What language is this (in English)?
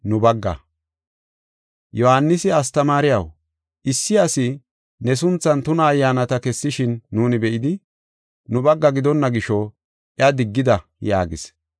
Gofa